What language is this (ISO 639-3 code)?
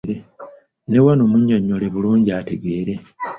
lug